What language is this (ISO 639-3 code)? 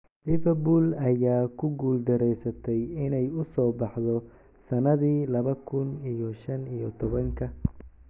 som